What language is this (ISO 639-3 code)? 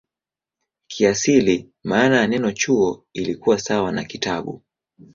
swa